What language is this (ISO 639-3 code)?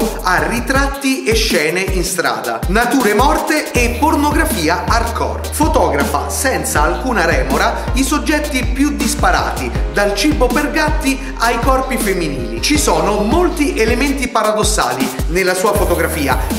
ita